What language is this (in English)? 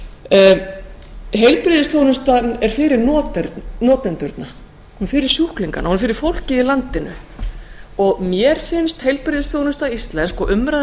Icelandic